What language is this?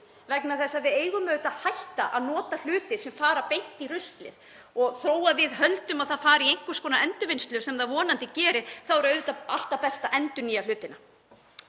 Icelandic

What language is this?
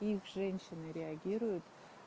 Russian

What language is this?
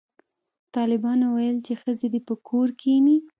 Pashto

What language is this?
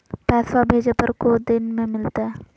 Magahi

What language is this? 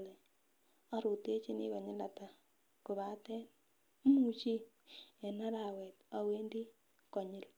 Kalenjin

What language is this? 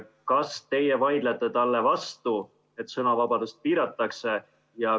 Estonian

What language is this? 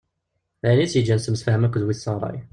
Kabyle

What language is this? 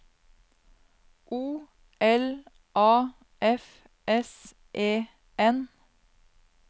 Norwegian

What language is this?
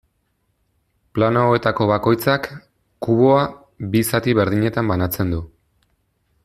Basque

